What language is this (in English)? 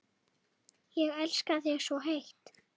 Icelandic